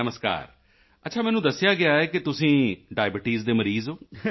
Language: Punjabi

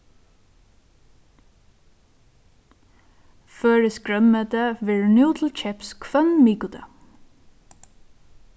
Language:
Faroese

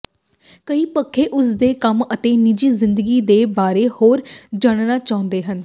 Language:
Punjabi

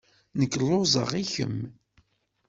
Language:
Kabyle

